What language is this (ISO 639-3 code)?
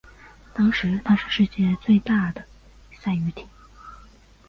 zho